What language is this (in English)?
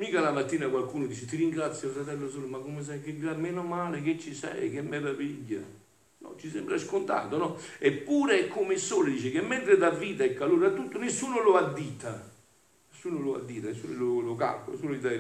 Italian